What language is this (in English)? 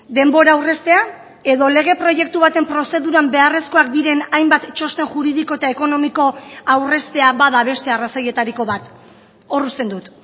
Basque